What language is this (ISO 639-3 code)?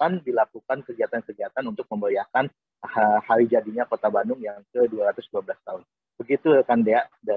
ind